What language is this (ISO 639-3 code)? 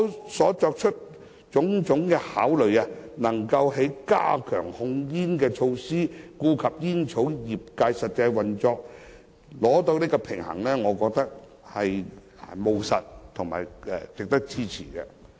yue